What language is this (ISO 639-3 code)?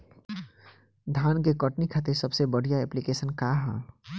bho